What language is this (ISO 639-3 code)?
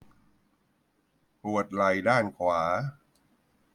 tha